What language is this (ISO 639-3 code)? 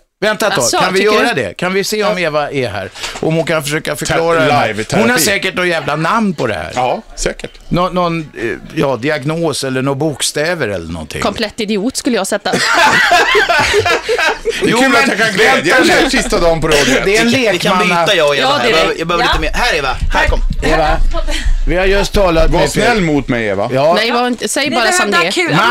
swe